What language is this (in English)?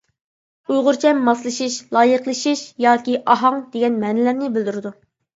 Uyghur